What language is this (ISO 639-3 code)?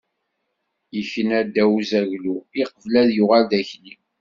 kab